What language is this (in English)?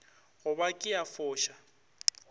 Northern Sotho